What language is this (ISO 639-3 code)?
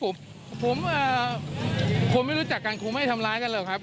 tha